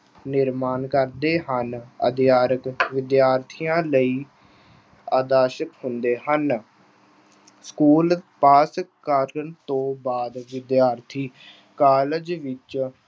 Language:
Punjabi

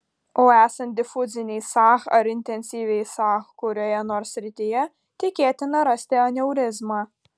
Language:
Lithuanian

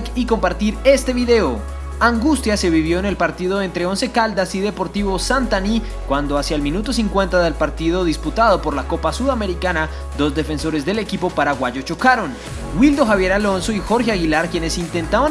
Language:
Spanish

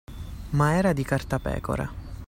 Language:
Italian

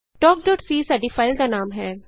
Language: Punjabi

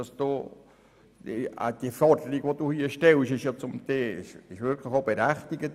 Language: Swiss German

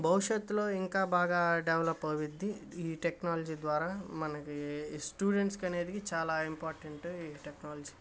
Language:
Telugu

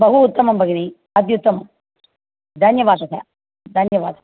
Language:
Sanskrit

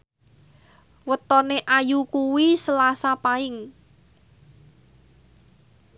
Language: Javanese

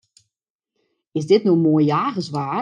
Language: Western Frisian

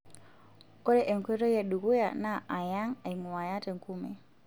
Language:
Masai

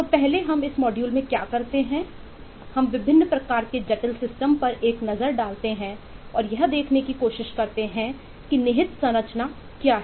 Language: Hindi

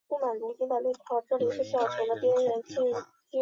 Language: Chinese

